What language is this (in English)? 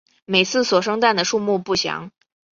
Chinese